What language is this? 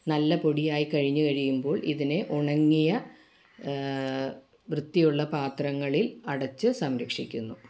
Malayalam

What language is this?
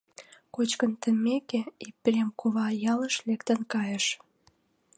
Mari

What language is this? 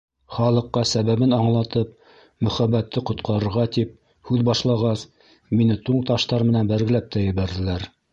Bashkir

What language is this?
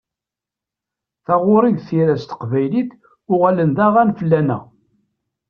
Kabyle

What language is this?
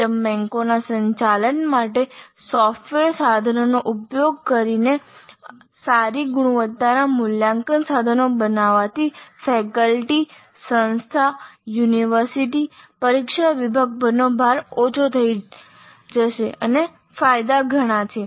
Gujarati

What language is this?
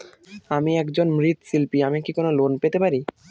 Bangla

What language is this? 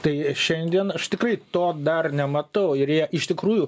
Lithuanian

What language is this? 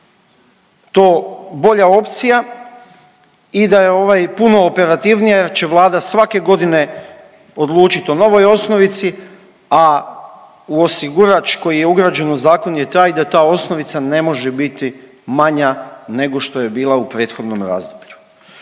Croatian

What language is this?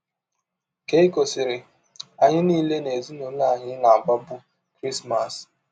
Igbo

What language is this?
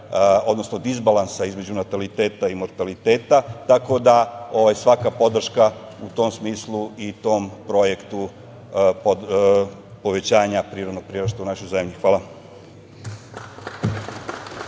Serbian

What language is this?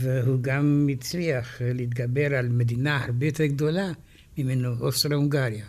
Hebrew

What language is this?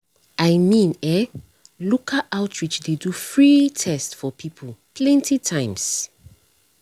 Nigerian Pidgin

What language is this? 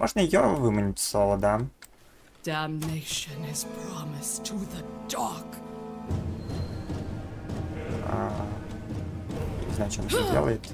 Russian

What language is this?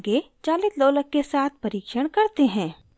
Hindi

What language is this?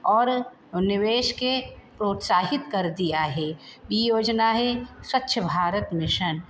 Sindhi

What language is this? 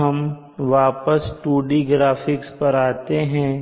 Hindi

